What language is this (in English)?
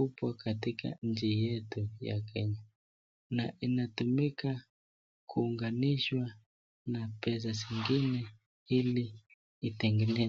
Swahili